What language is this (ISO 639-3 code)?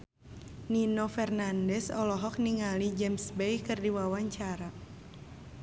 sun